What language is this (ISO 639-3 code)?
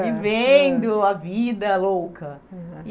por